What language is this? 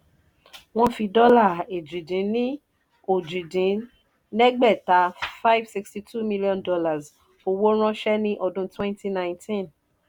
Yoruba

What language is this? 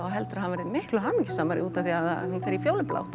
Icelandic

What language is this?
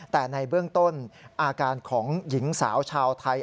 Thai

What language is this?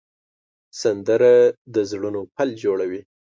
Pashto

